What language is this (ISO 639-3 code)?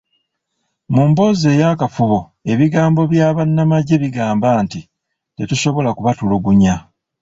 lug